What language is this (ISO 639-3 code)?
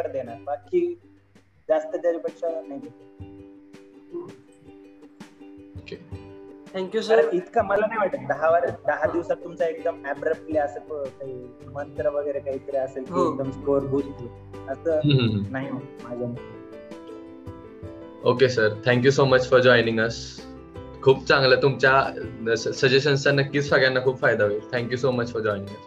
mar